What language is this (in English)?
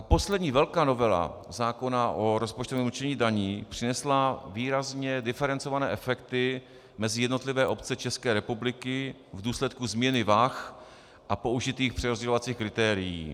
Czech